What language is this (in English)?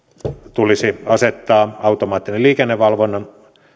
Finnish